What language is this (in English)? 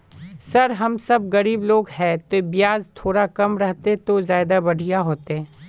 Magahi